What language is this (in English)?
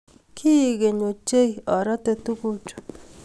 Kalenjin